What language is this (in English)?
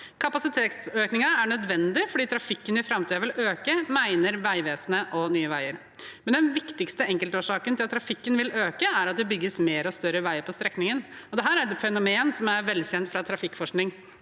Norwegian